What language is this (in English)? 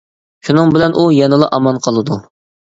Uyghur